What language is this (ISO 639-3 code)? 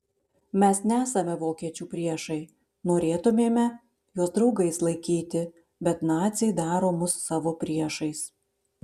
lit